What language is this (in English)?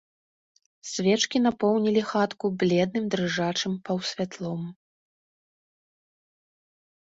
Belarusian